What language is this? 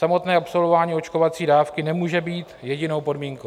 Czech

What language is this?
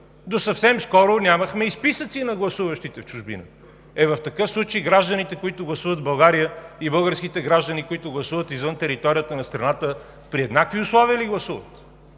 Bulgarian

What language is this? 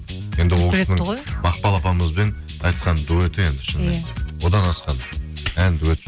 Kazakh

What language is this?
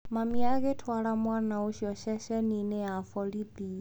Kikuyu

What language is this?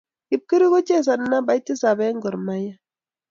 Kalenjin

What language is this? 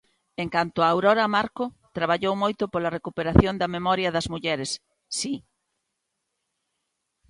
Galician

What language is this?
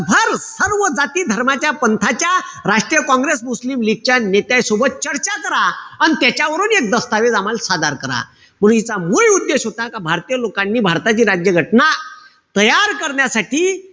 Marathi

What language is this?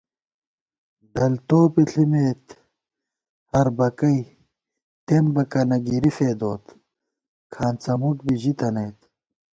Gawar-Bati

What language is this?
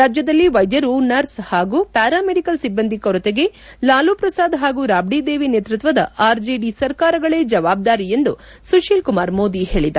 Kannada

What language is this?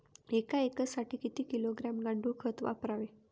Marathi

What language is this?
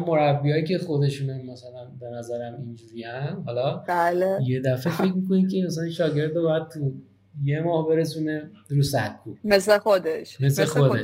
Persian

